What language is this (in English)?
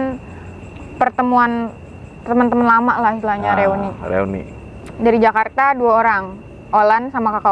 Indonesian